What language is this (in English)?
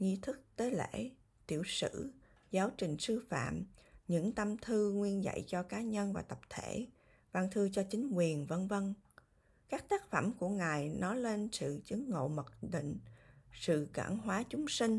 Vietnamese